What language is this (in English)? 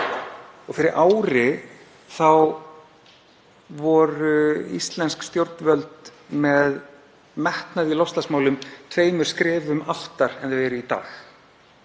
Icelandic